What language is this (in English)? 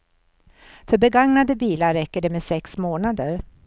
Swedish